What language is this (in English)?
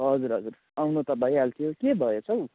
Nepali